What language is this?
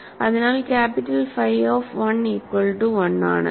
Malayalam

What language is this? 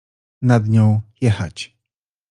Polish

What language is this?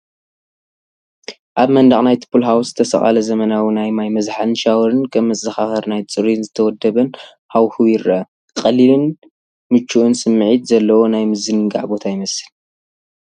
Tigrinya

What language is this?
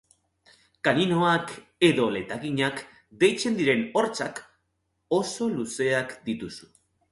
Basque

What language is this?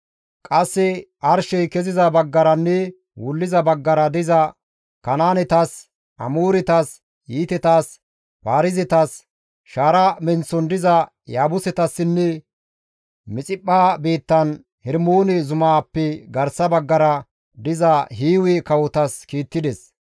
Gamo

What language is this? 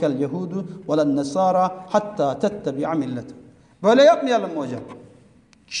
Turkish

